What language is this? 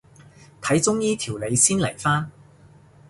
Cantonese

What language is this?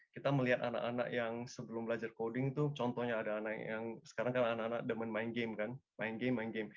Indonesian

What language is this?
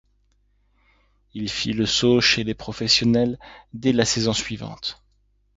French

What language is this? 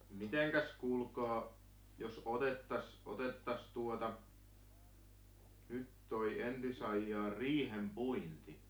Finnish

